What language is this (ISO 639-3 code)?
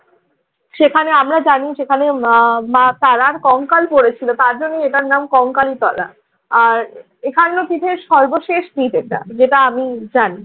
ben